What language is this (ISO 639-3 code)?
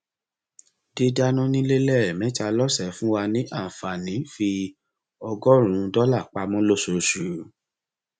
yor